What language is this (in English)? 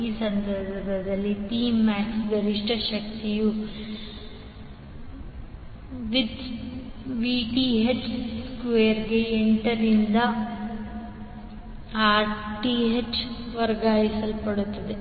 Kannada